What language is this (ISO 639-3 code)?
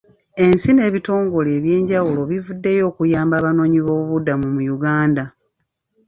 lug